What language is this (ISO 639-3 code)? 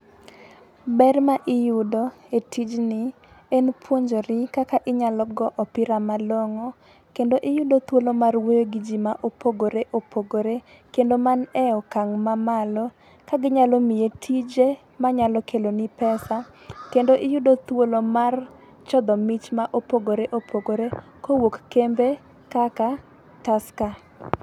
luo